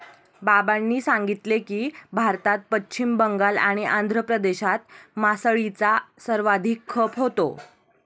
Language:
Marathi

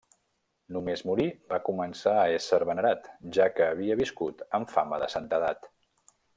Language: Catalan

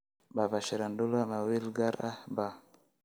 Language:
Somali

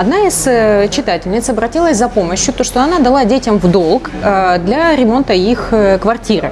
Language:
Russian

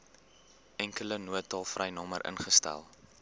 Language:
Afrikaans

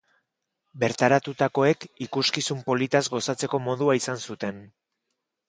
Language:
Basque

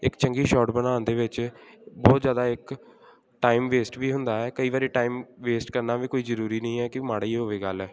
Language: Punjabi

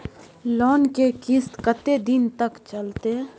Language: Maithili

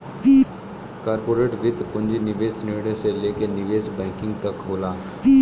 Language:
Bhojpuri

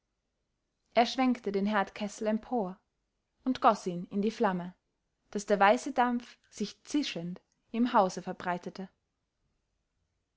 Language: German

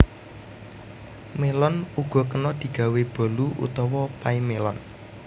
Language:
Javanese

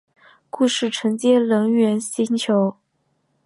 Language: Chinese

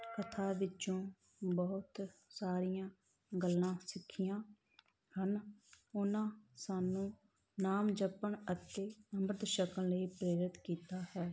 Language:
Punjabi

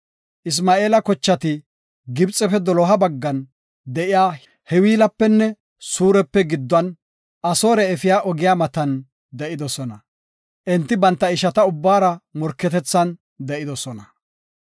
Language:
Gofa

